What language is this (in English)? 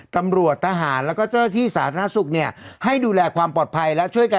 Thai